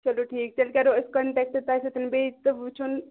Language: Kashmiri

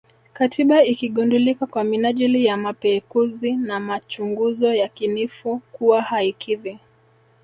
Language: Swahili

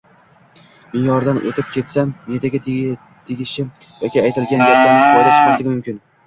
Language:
Uzbek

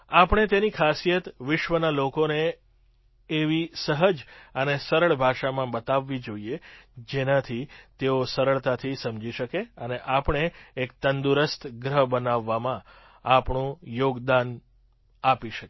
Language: Gujarati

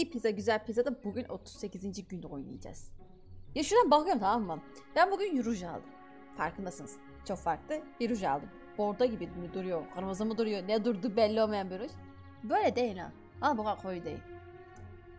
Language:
Turkish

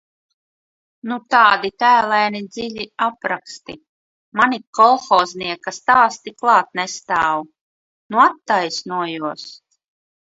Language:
Latvian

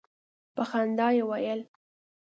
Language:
Pashto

